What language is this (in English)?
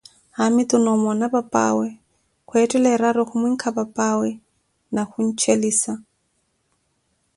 Koti